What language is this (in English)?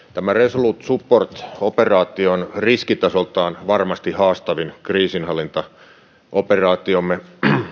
Finnish